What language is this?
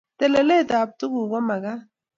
Kalenjin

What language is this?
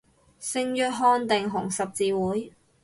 Cantonese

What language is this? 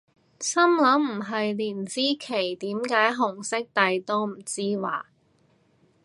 Cantonese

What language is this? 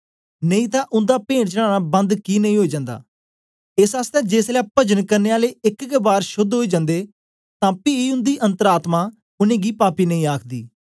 Dogri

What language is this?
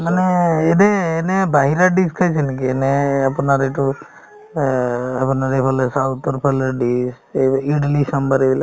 Assamese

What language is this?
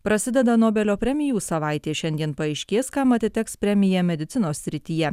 Lithuanian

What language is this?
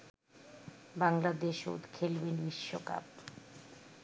Bangla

